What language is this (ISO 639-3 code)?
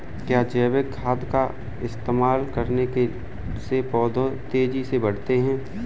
hin